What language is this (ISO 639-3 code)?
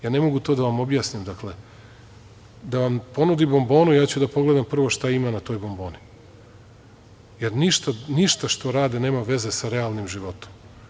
srp